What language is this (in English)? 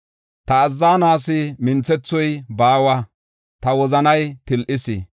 Gofa